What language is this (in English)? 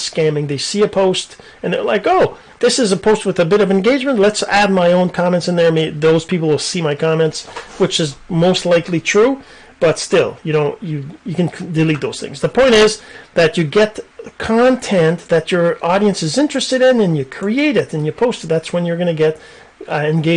English